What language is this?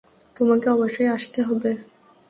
Bangla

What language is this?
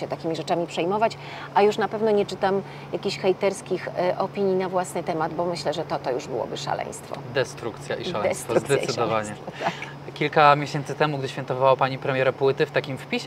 Polish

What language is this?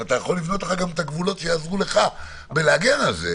Hebrew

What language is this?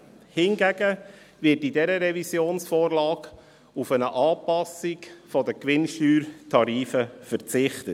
Swiss German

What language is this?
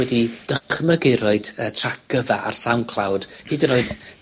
Welsh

